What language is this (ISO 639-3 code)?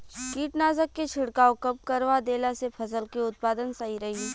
bho